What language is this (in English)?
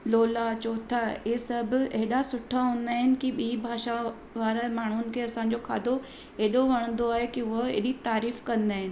Sindhi